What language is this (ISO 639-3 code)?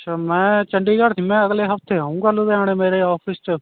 pan